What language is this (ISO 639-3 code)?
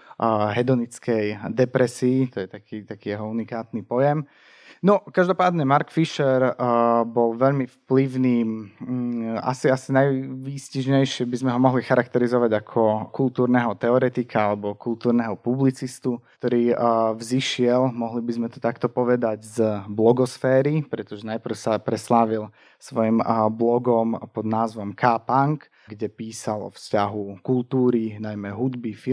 slk